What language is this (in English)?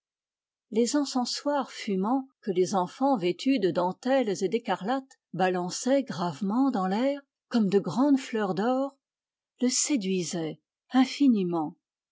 French